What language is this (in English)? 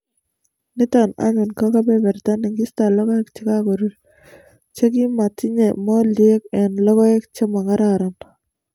Kalenjin